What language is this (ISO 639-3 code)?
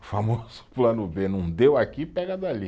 por